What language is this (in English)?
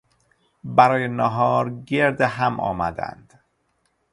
Persian